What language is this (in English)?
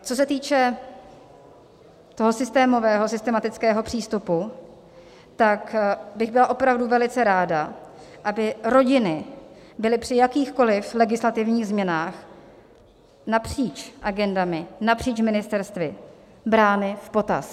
Czech